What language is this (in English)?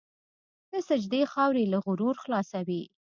Pashto